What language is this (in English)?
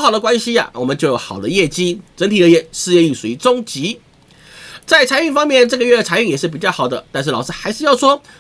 Chinese